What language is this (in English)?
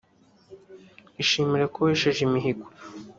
Kinyarwanda